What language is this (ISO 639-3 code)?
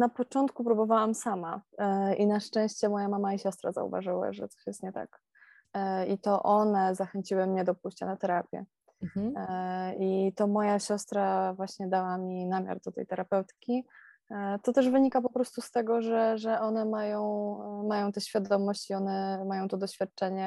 pol